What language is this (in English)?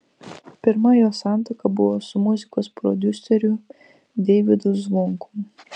Lithuanian